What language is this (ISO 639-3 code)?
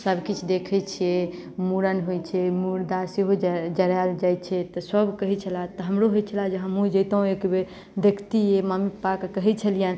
mai